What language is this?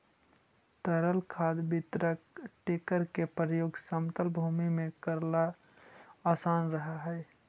Magahi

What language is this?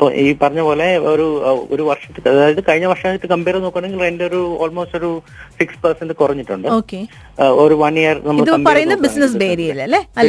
Malayalam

